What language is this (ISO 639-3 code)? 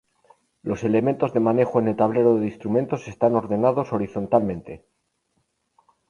spa